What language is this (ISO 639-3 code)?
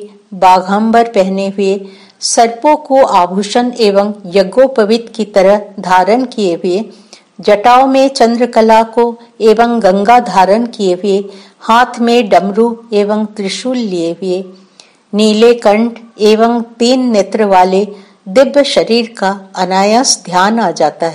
hin